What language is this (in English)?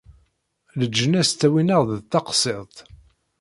Kabyle